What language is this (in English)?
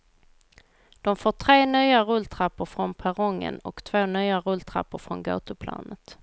Swedish